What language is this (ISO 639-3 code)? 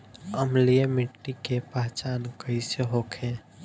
bho